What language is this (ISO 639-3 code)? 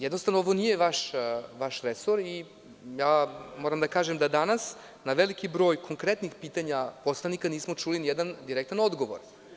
srp